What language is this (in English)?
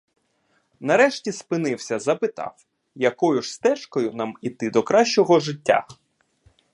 Ukrainian